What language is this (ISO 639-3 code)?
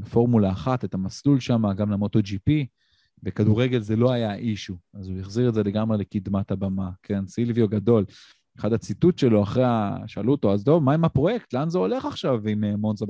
heb